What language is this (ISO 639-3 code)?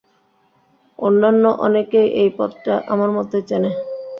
ben